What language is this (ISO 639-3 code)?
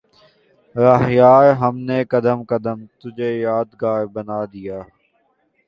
urd